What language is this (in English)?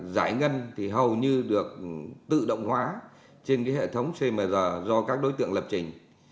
Vietnamese